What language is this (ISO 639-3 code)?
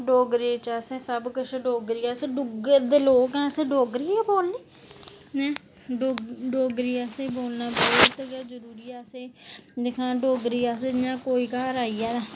doi